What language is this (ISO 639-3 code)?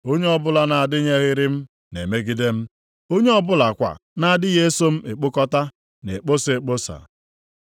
ibo